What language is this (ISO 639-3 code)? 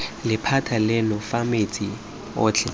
tsn